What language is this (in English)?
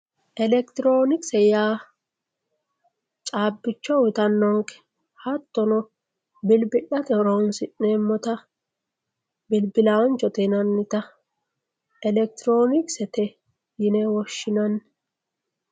Sidamo